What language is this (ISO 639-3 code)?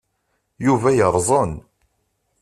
kab